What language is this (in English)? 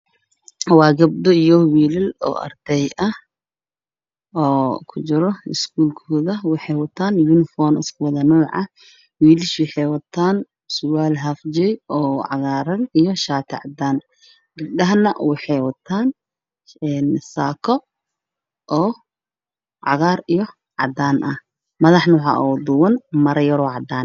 Somali